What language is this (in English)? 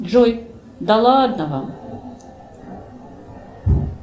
Russian